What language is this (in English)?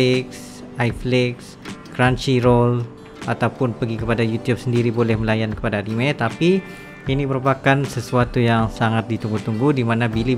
Malay